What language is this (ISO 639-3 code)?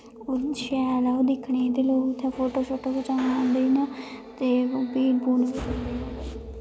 doi